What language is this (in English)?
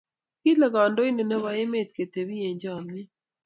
Kalenjin